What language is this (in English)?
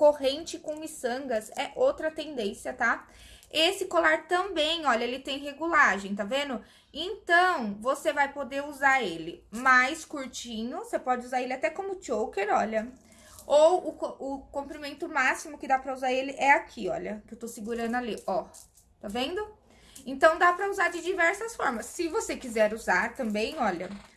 Portuguese